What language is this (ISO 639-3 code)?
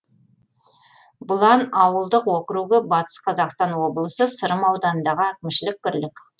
kaz